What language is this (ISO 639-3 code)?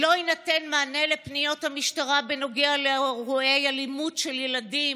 heb